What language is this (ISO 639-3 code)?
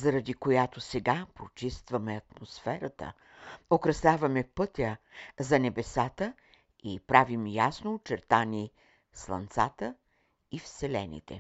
bul